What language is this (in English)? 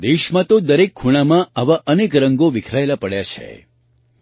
Gujarati